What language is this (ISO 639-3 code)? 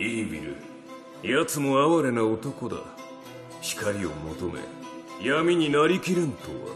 jpn